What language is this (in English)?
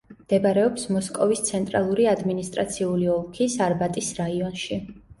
Georgian